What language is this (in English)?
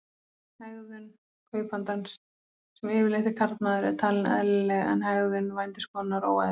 Icelandic